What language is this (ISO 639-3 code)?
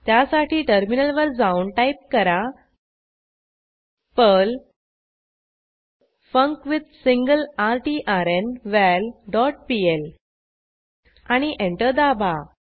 mar